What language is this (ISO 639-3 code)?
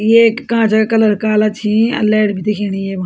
gbm